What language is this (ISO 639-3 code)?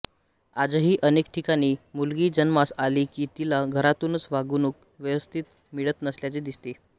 mar